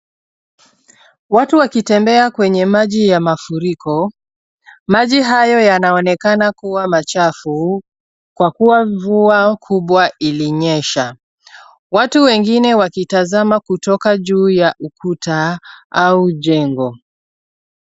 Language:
Swahili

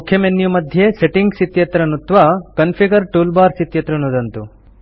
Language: Sanskrit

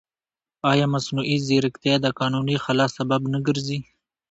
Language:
Pashto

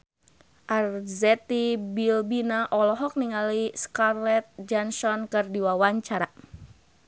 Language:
Sundanese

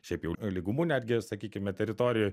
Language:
Lithuanian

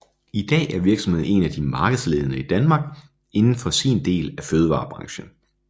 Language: Danish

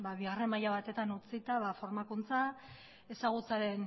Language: Basque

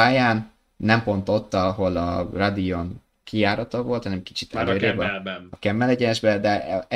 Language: Hungarian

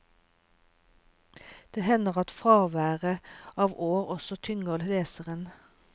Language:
Norwegian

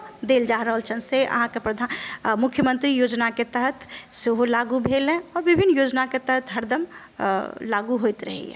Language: Maithili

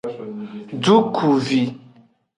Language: Aja (Benin)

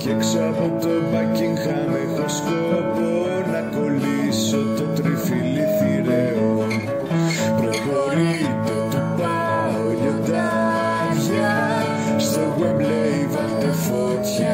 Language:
Greek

